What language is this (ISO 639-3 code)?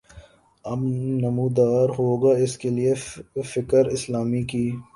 urd